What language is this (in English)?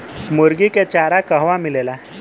Bhojpuri